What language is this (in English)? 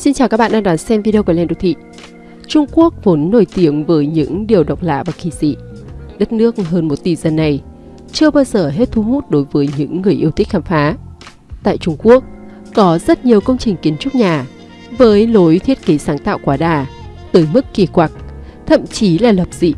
Vietnamese